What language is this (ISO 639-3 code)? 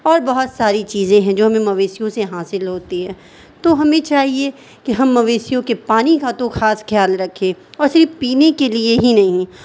urd